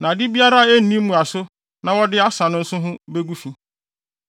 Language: Akan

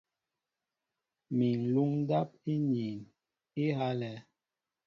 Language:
Mbo (Cameroon)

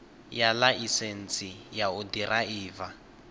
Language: Venda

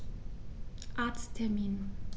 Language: German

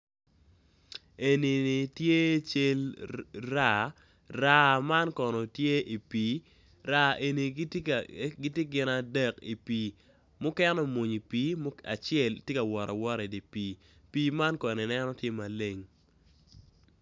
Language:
Acoli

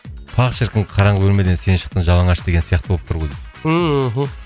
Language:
Kazakh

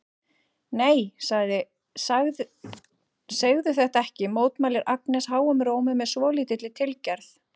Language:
Icelandic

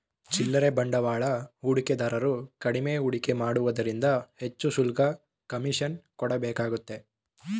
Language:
Kannada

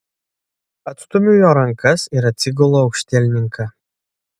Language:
Lithuanian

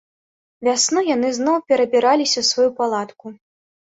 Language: Belarusian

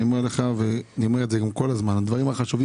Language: Hebrew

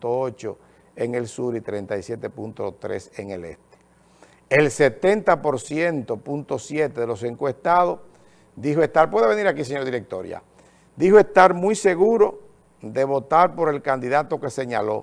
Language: Spanish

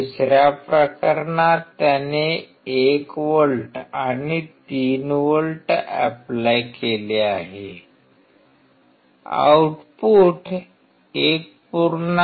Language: Marathi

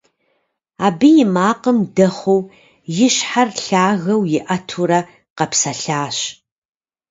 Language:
Kabardian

